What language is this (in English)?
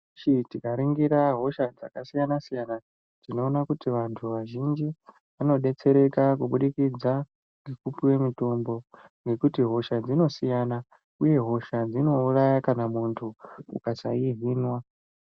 Ndau